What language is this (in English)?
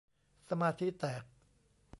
Thai